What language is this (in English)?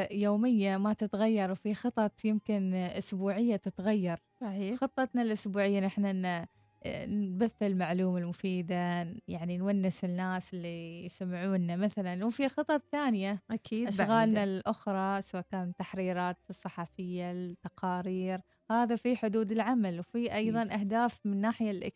Arabic